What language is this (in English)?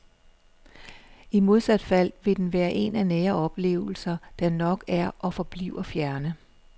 Danish